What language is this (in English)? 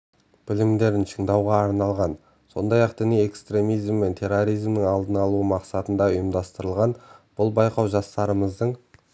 Kazakh